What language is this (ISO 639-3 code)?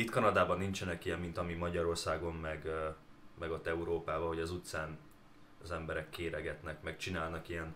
hun